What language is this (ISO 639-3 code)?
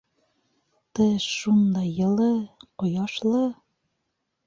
bak